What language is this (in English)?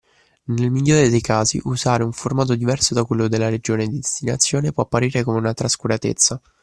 Italian